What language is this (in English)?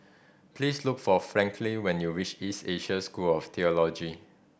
English